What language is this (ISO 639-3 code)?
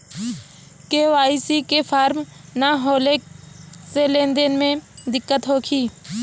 bho